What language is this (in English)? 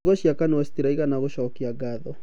Kikuyu